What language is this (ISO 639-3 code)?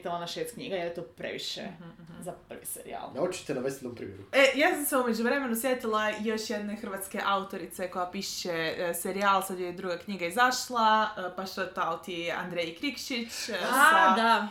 hrv